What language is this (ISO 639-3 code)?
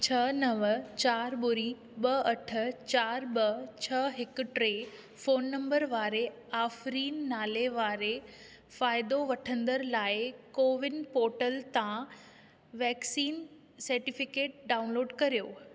snd